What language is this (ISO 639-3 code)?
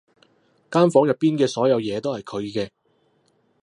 yue